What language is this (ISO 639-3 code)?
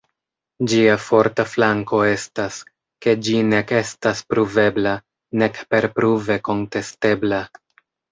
epo